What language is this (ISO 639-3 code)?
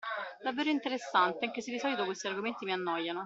ita